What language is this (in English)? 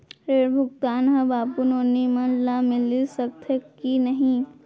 Chhattisgarhi